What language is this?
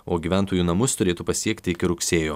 Lithuanian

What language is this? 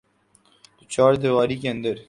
Urdu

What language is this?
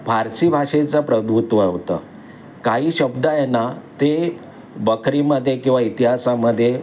Marathi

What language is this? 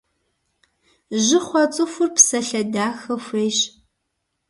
Kabardian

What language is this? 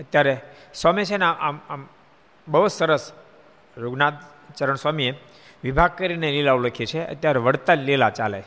Gujarati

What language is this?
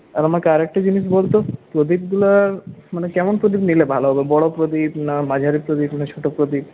Bangla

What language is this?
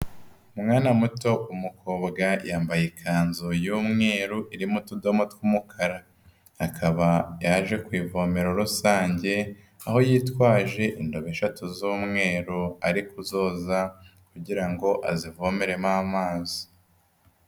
Kinyarwanda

